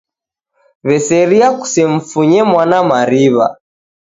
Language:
Taita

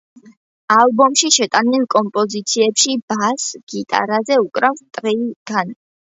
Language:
Georgian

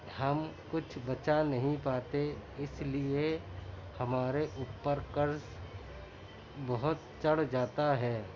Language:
Urdu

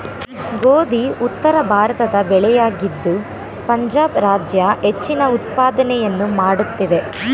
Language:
Kannada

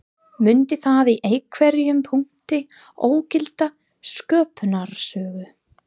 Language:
Icelandic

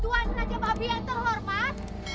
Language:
Indonesian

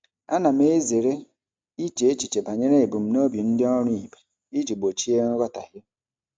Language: Igbo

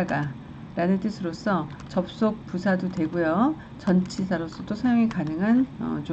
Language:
Korean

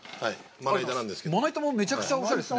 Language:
Japanese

